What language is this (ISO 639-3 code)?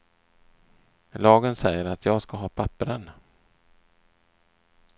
swe